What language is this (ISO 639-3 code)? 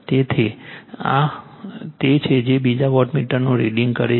guj